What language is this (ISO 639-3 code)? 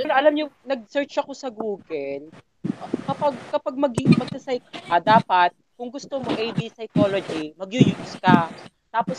fil